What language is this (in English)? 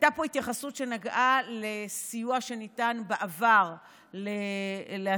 Hebrew